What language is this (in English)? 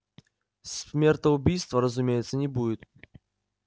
Russian